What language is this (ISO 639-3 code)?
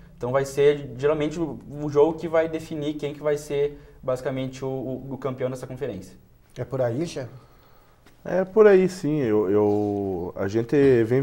por